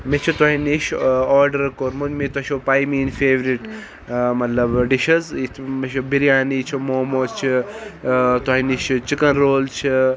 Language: Kashmiri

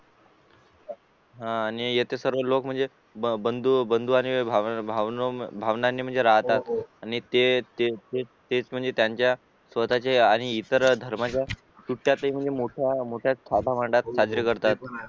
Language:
Marathi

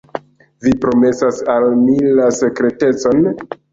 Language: Esperanto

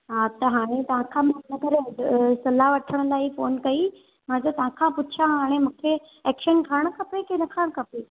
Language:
Sindhi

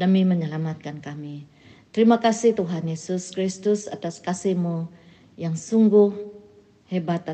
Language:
Malay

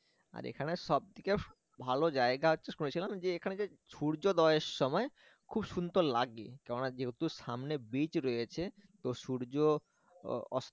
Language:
Bangla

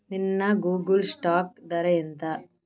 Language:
Telugu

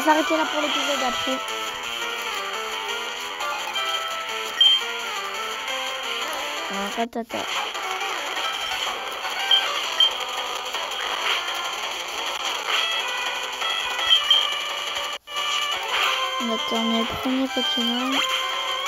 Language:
French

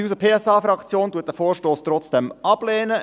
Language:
Swiss German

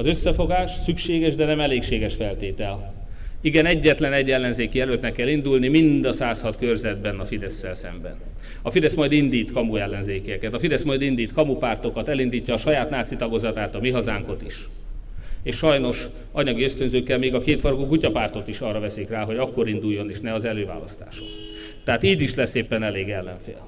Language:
Hungarian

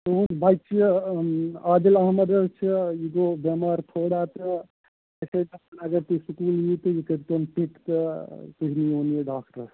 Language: Kashmiri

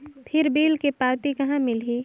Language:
Chhattisgarhi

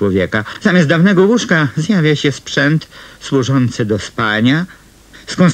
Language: Polish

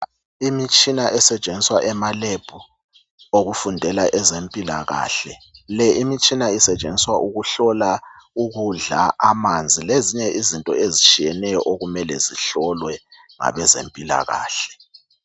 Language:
North Ndebele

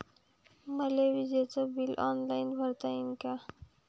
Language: Marathi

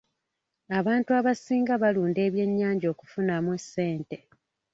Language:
Ganda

